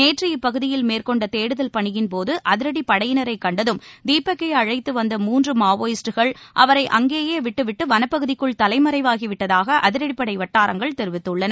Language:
Tamil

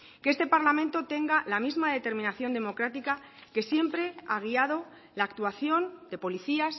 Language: Spanish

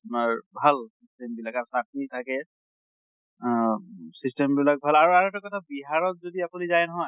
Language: Assamese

